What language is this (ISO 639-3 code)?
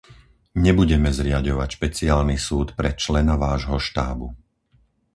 slk